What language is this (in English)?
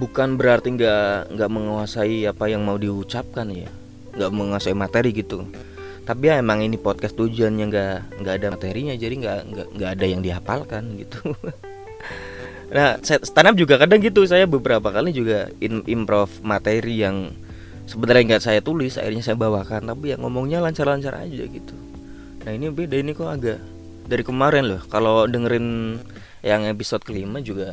Indonesian